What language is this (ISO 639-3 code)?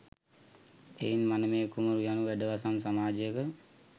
sin